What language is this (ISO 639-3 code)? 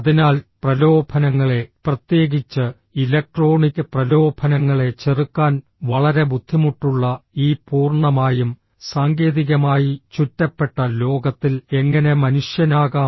mal